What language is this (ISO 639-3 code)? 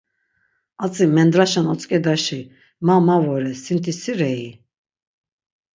lzz